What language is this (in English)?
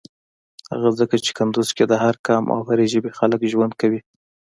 Pashto